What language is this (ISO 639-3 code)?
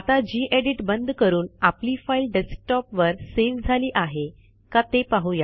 mar